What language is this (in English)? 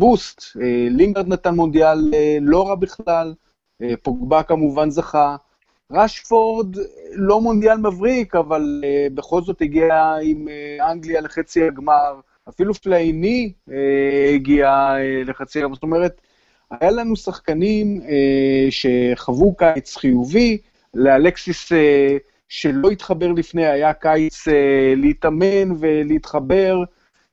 Hebrew